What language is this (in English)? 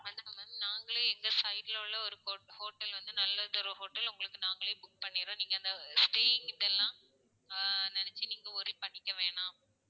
Tamil